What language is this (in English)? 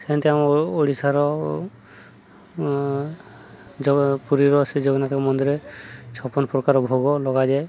Odia